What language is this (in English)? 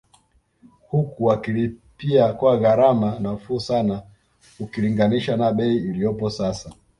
Swahili